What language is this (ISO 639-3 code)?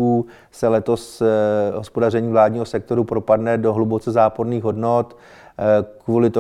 ces